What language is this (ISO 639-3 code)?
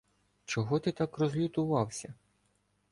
ukr